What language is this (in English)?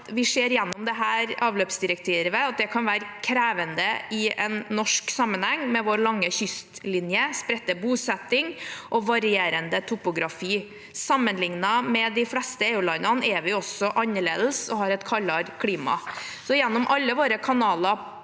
Norwegian